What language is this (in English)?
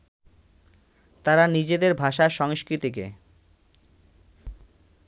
Bangla